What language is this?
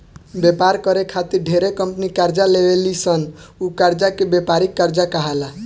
Bhojpuri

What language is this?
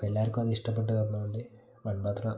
Malayalam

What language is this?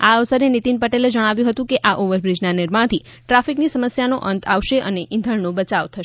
Gujarati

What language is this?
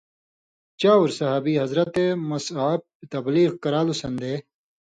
Indus Kohistani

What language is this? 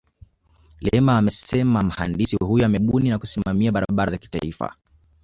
Swahili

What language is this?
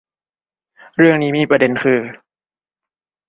Thai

